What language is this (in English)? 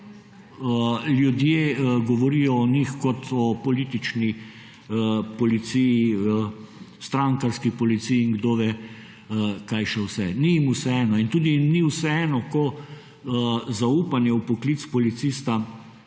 Slovenian